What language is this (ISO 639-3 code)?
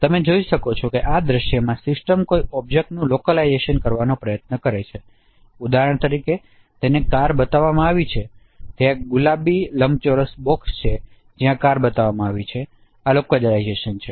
guj